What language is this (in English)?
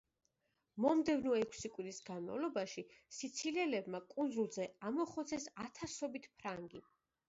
Georgian